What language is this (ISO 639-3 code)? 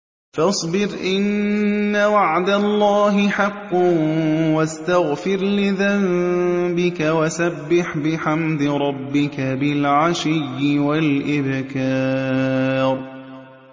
ara